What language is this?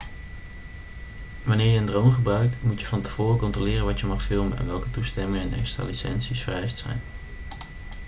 Dutch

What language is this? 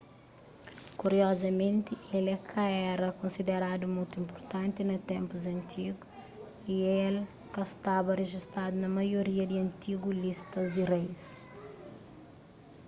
Kabuverdianu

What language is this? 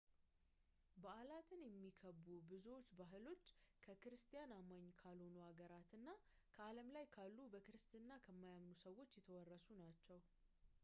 Amharic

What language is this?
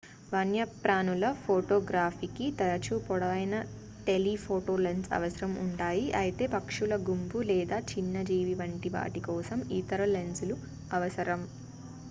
Telugu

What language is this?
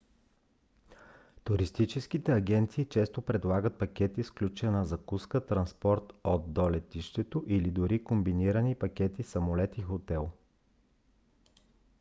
Bulgarian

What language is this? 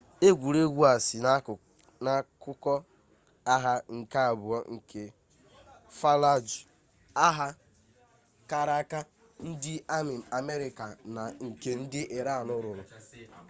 Igbo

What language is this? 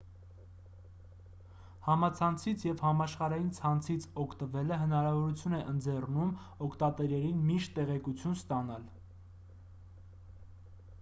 Armenian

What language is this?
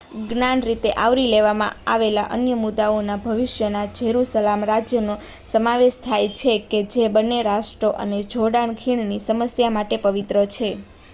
Gujarati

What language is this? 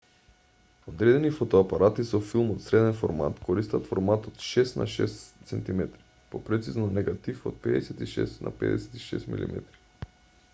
Macedonian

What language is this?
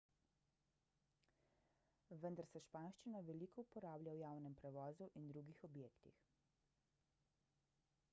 Slovenian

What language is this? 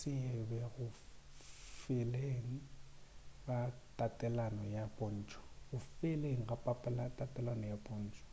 Northern Sotho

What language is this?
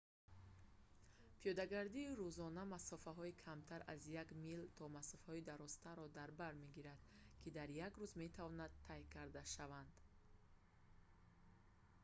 Tajik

